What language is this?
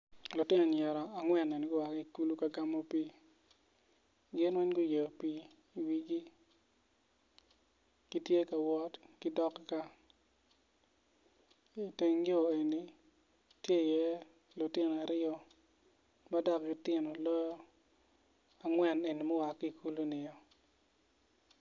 Acoli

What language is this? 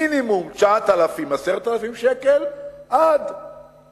Hebrew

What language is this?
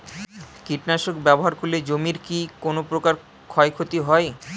Bangla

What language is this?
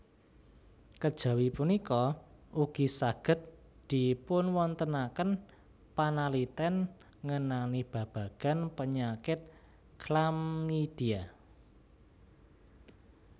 Javanese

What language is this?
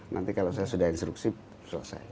Indonesian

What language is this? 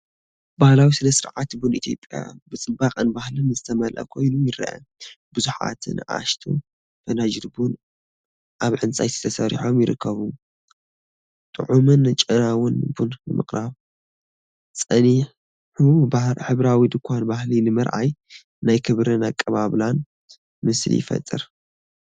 Tigrinya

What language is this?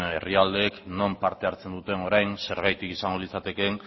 Basque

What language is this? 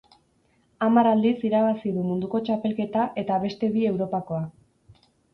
Basque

